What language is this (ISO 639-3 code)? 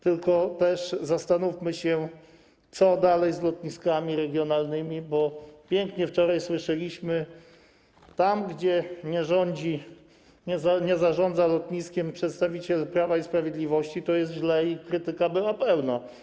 pol